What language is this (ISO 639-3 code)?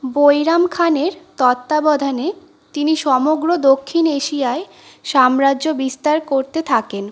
ben